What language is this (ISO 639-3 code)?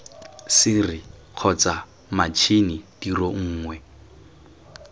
tsn